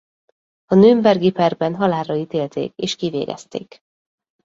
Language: Hungarian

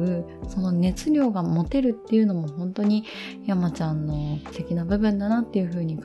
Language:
Japanese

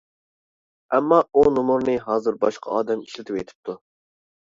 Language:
Uyghur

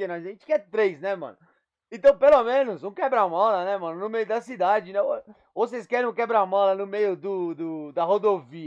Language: Portuguese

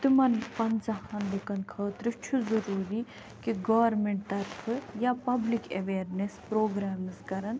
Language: Kashmiri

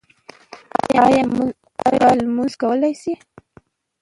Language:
Pashto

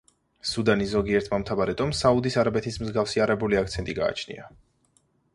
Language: Georgian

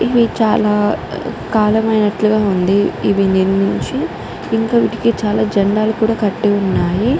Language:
Telugu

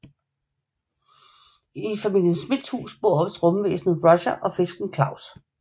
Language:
Danish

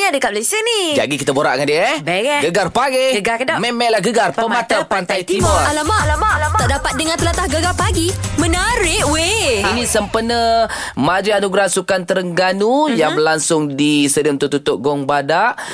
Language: Malay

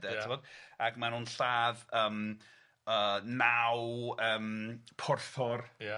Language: Welsh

